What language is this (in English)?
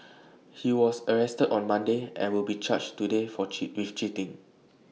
English